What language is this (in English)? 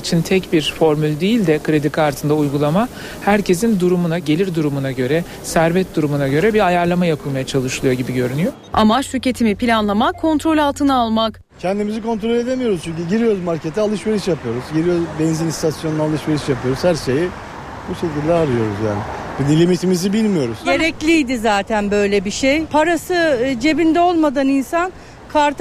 Turkish